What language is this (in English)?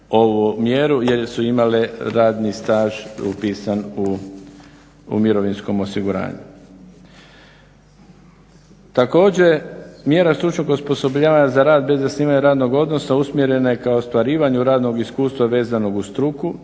Croatian